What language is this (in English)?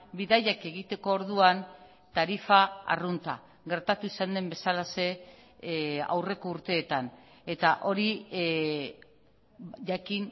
Basque